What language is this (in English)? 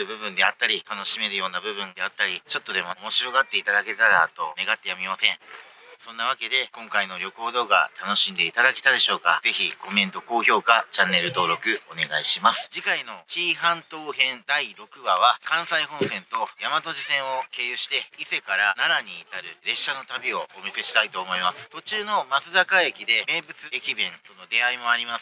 Japanese